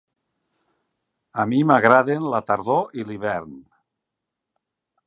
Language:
Catalan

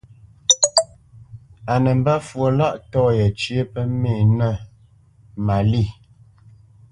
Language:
Bamenyam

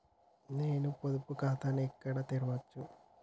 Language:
Telugu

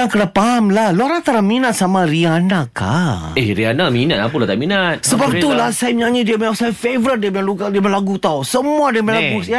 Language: Malay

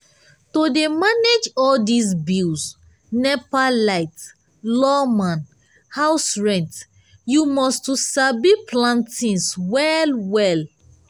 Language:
Nigerian Pidgin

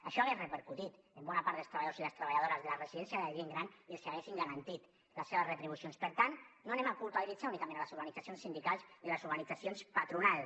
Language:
Catalan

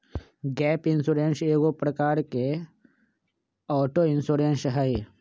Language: Magahi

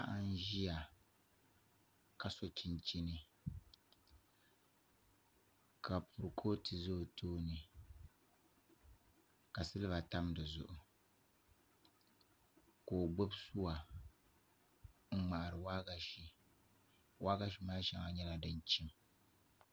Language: Dagbani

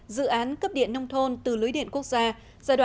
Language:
Vietnamese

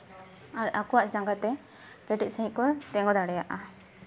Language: Santali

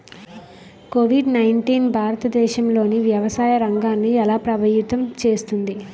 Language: Telugu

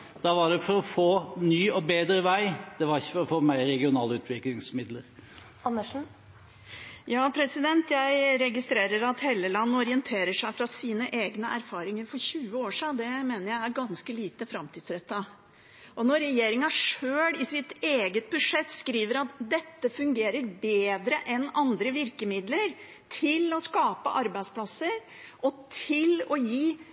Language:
Norwegian Bokmål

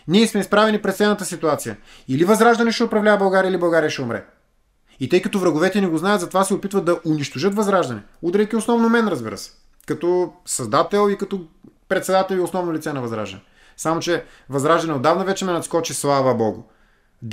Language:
Bulgarian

